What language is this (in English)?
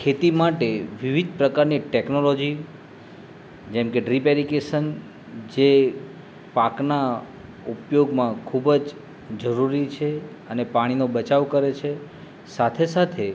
Gujarati